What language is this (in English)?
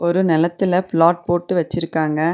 Tamil